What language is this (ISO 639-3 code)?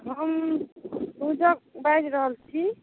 mai